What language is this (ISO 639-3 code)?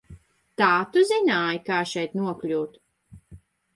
lav